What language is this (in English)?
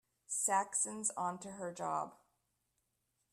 English